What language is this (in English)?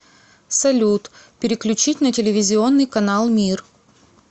Russian